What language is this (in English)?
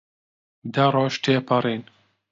Central Kurdish